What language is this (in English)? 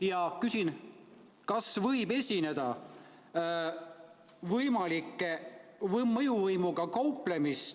Estonian